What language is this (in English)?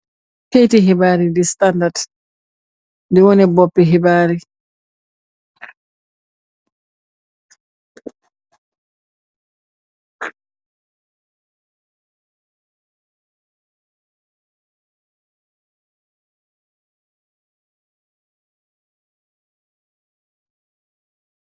Wolof